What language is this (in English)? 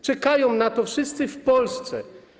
Polish